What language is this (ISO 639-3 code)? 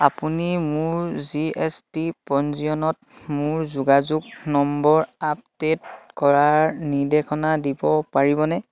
asm